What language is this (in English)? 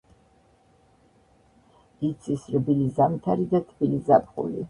Georgian